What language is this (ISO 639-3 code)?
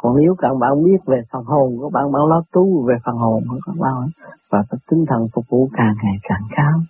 vie